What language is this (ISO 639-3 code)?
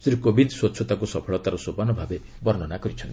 ori